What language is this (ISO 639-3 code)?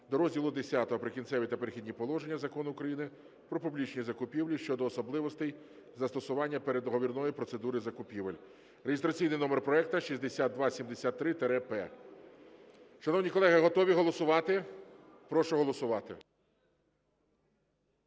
ukr